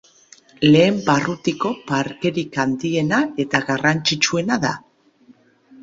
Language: Basque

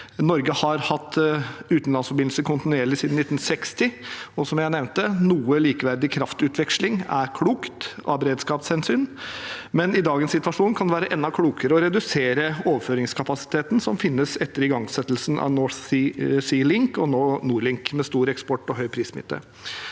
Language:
Norwegian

